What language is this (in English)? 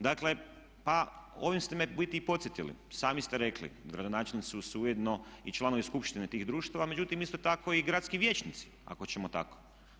Croatian